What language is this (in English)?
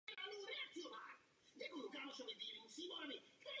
Czech